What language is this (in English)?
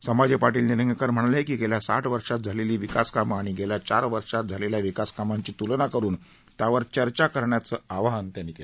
Marathi